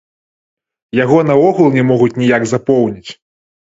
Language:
Belarusian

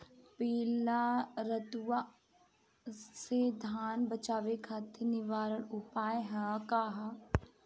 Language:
Bhojpuri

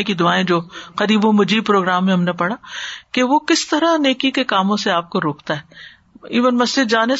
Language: Urdu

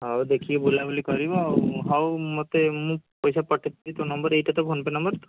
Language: Odia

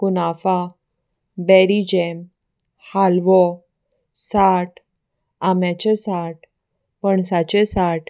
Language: Konkani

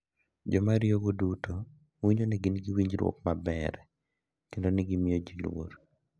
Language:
Luo (Kenya and Tanzania)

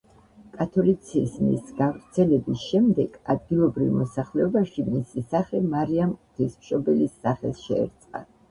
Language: Georgian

